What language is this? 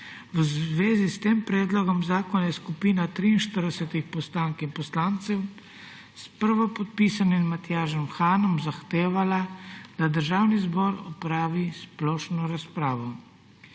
Slovenian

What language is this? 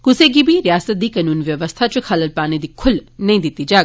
Dogri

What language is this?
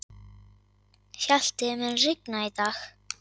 Icelandic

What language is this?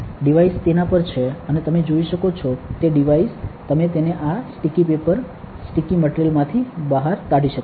Gujarati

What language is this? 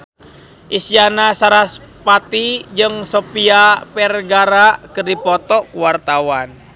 Sundanese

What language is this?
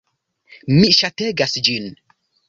Esperanto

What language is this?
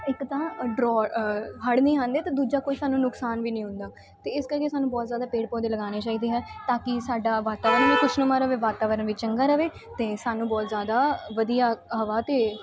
Punjabi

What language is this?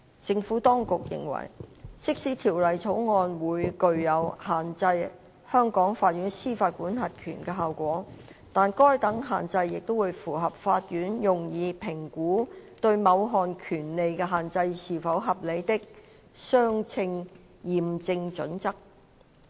Cantonese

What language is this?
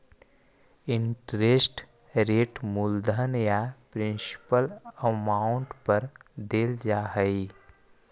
Magahi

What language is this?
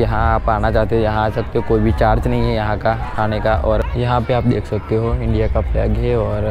Hindi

